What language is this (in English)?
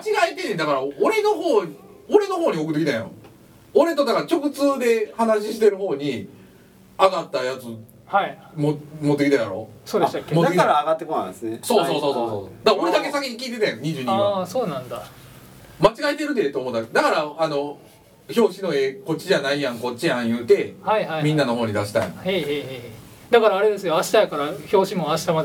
Japanese